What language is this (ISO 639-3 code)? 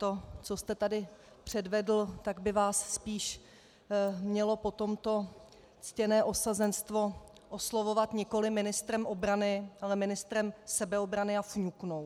ces